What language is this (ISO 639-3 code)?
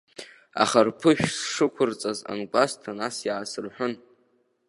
abk